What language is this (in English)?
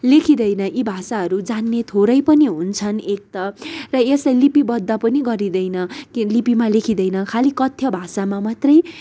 Nepali